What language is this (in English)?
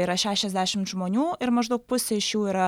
Lithuanian